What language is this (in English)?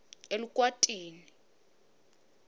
Swati